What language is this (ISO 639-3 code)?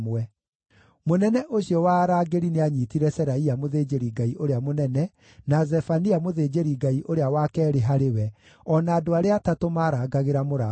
kik